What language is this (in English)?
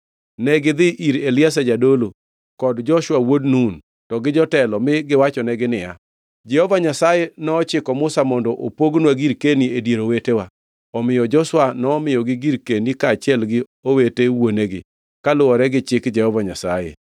Luo (Kenya and Tanzania)